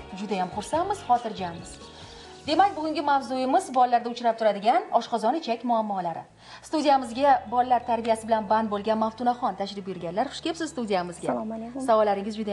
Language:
Turkish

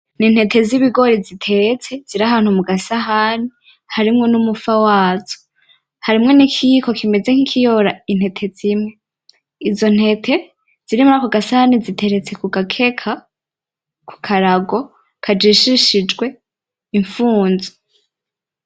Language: Rundi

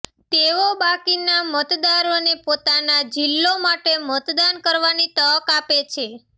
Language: Gujarati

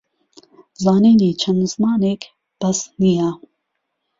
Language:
Central Kurdish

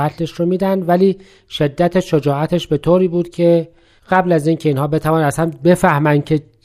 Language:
Persian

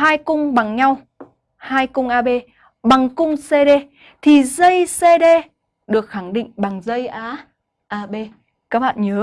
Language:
Vietnamese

